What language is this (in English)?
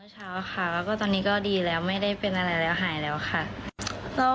Thai